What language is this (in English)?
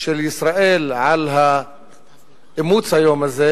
Hebrew